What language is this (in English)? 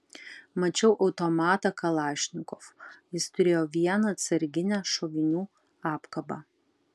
Lithuanian